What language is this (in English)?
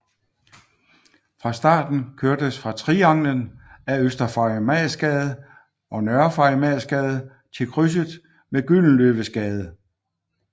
Danish